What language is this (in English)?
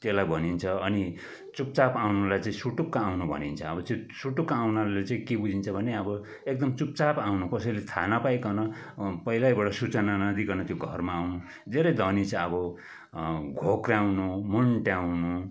Nepali